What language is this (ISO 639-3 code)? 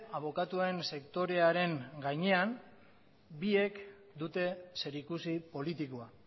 eus